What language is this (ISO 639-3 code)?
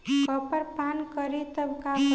bho